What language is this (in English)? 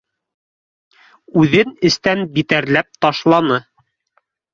Bashkir